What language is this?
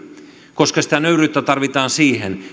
Finnish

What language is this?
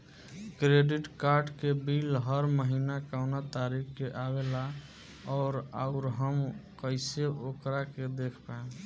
Bhojpuri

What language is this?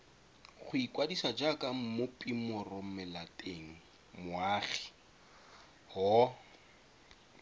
Tswana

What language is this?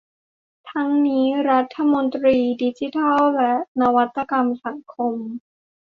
Thai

